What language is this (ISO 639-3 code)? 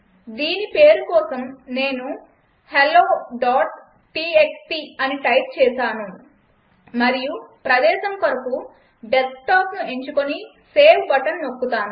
tel